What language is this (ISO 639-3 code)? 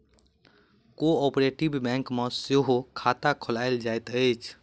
mai